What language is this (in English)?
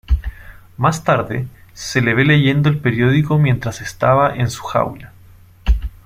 Spanish